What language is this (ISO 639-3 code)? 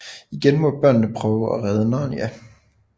dan